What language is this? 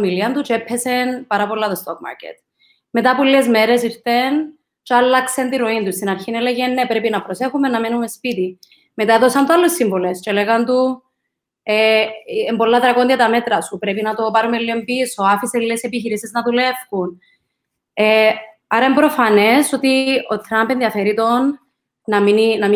Greek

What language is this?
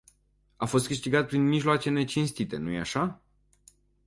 Romanian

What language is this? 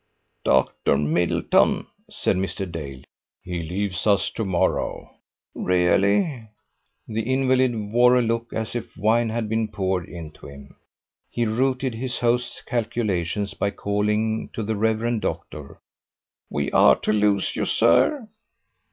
English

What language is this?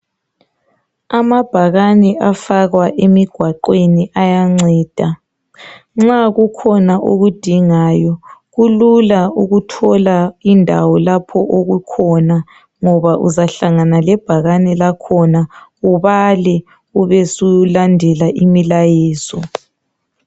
North Ndebele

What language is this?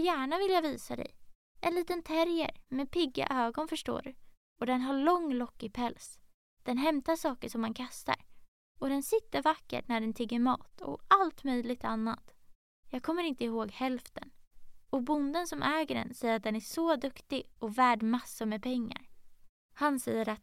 Swedish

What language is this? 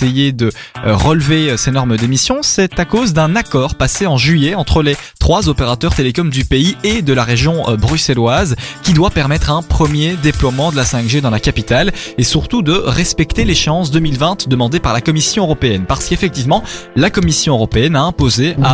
French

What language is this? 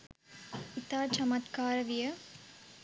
Sinhala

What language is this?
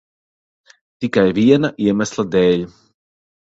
Latvian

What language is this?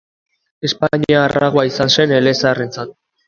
Basque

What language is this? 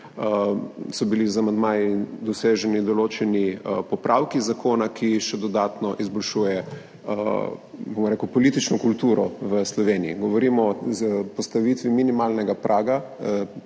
Slovenian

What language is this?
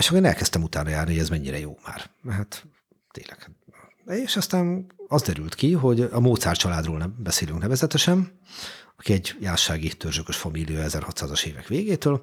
Hungarian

